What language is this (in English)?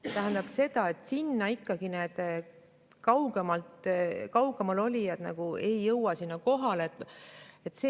Estonian